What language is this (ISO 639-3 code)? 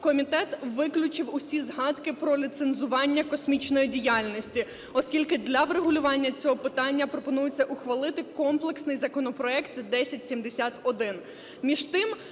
ukr